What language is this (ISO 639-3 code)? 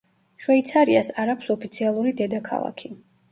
kat